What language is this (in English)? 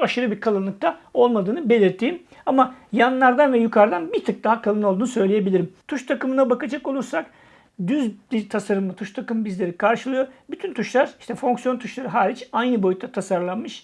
Turkish